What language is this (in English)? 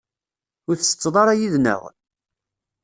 Kabyle